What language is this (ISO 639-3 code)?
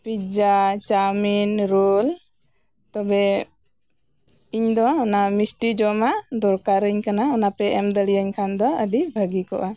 sat